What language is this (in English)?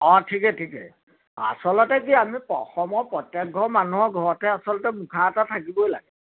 Assamese